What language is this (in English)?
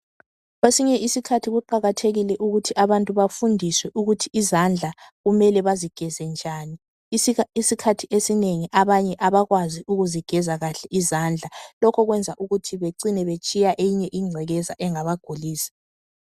North Ndebele